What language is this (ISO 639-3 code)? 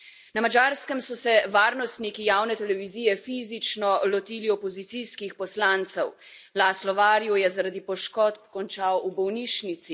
slv